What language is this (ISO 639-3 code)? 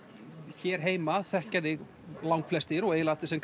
isl